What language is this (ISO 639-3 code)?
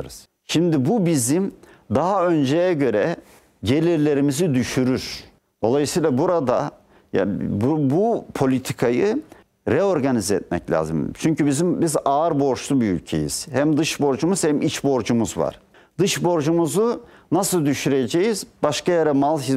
tur